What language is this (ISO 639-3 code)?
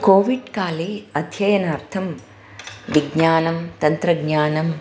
san